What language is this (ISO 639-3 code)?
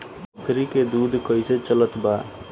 bho